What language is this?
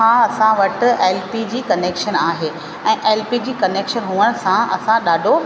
Sindhi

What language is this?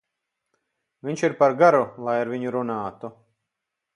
Latvian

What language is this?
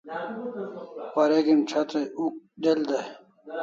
Kalasha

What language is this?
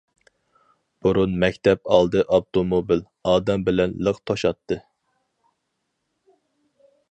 Uyghur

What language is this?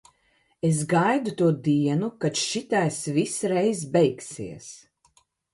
Latvian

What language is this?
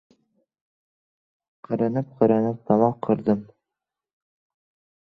Uzbek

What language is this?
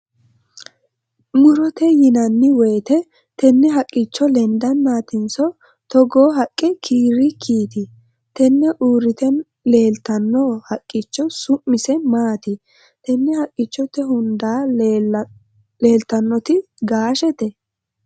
Sidamo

